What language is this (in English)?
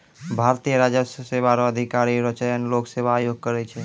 Maithili